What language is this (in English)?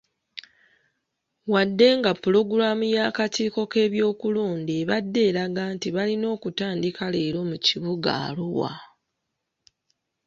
Ganda